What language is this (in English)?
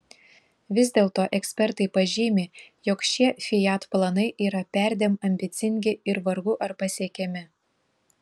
Lithuanian